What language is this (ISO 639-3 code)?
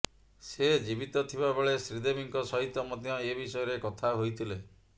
ori